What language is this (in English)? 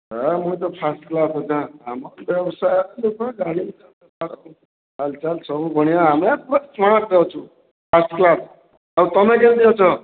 Odia